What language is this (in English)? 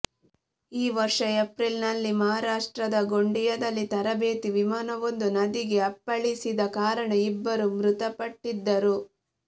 Kannada